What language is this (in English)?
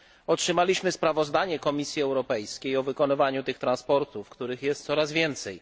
Polish